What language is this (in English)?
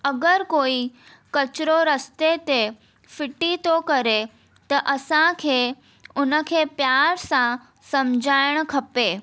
Sindhi